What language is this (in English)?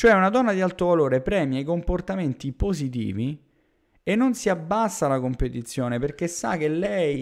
Italian